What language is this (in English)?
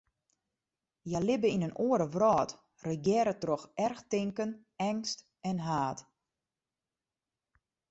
Western Frisian